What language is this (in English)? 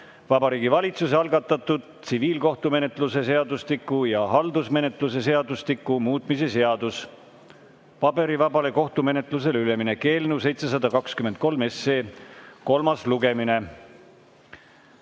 Estonian